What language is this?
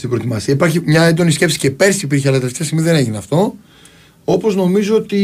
Greek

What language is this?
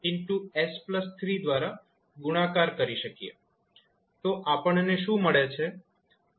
Gujarati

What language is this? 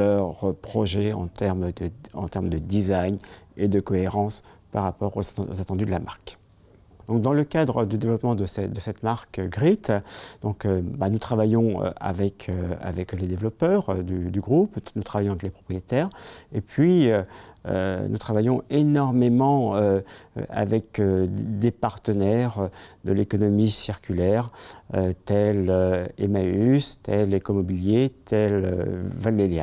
French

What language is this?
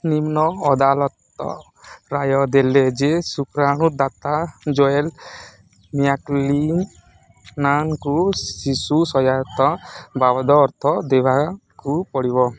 Odia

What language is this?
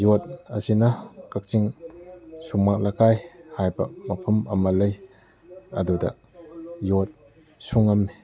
Manipuri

